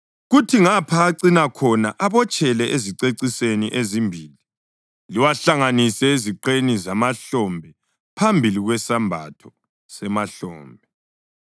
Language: North Ndebele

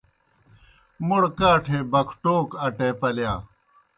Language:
Kohistani Shina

